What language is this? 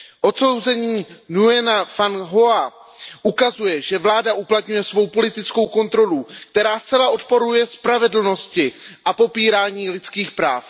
Czech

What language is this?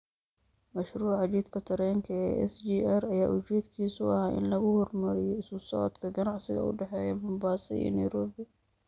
Somali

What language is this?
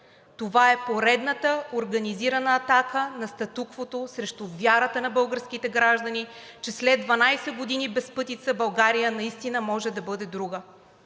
Bulgarian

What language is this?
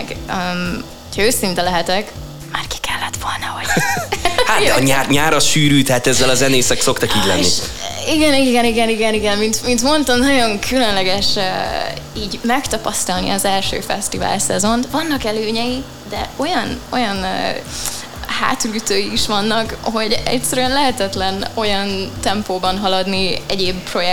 Hungarian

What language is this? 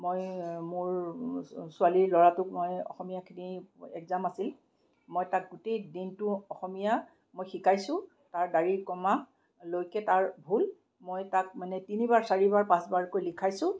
Assamese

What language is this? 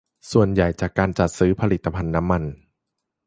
Thai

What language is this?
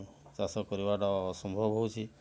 Odia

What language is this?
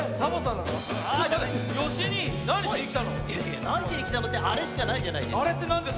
Japanese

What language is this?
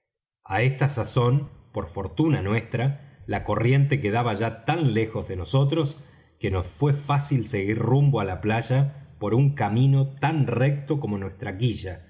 Spanish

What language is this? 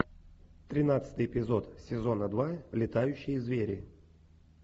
Russian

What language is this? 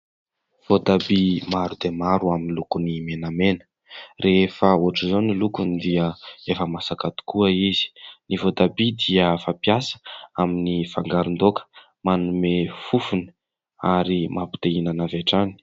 Malagasy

